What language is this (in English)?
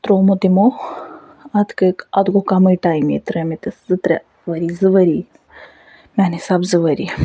Kashmiri